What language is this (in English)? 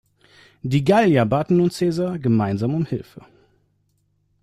German